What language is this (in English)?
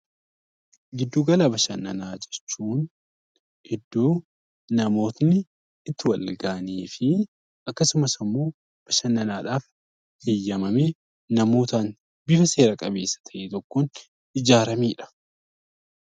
Oromo